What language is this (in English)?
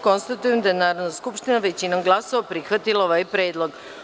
Serbian